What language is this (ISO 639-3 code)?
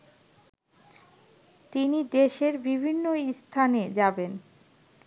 ben